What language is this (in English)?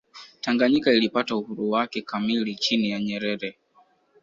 Swahili